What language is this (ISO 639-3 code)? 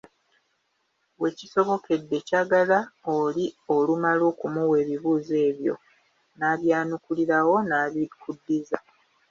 lug